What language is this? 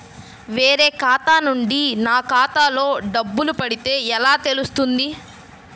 Telugu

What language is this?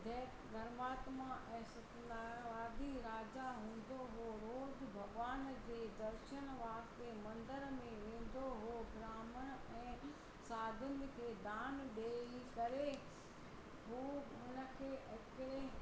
Sindhi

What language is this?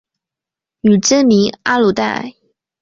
Chinese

